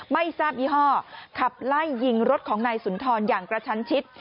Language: Thai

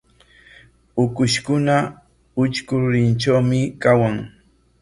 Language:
Corongo Ancash Quechua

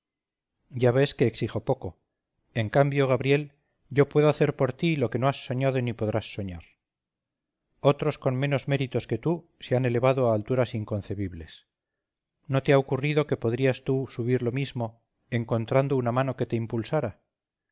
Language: Spanish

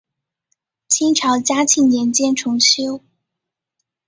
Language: Chinese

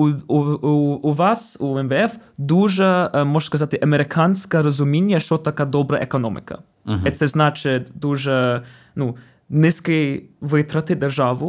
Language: Ukrainian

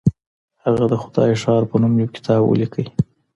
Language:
Pashto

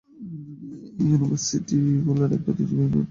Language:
Bangla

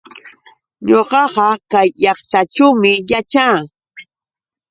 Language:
Yauyos Quechua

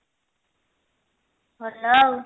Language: Odia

